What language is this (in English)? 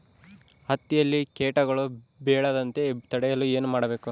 Kannada